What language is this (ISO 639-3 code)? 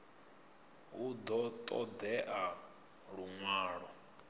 ven